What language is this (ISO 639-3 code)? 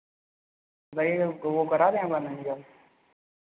hin